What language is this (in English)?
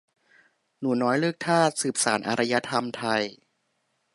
Thai